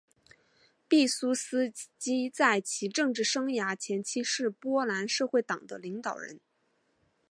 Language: Chinese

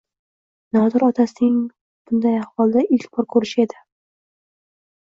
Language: Uzbek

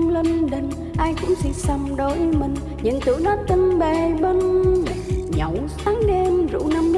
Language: Vietnamese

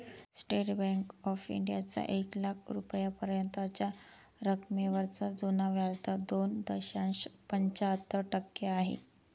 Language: Marathi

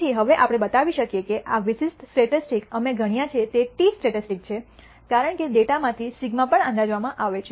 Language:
Gujarati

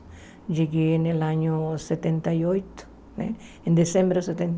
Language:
Portuguese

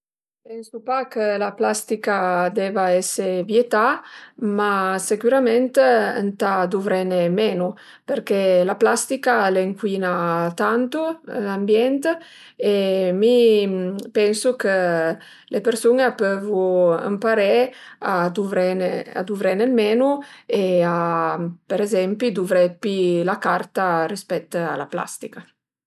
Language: Piedmontese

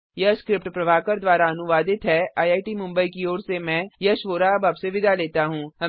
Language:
Hindi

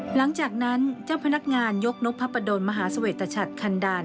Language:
Thai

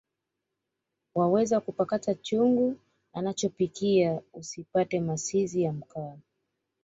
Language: Swahili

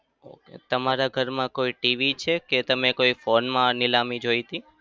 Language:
Gujarati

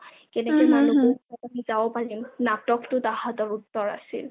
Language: Assamese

